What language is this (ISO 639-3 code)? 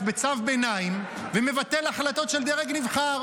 heb